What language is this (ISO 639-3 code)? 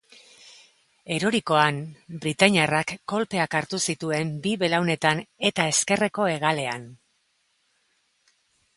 eus